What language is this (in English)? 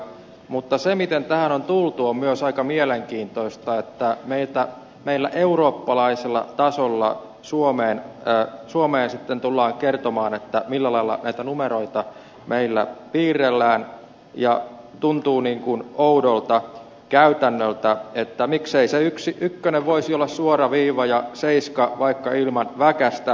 Finnish